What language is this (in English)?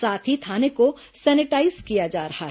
Hindi